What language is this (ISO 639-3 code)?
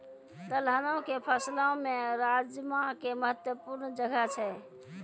mai